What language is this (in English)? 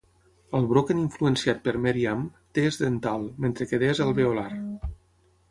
Catalan